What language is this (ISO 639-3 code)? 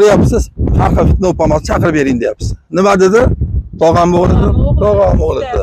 tur